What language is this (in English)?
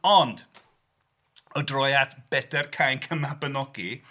Welsh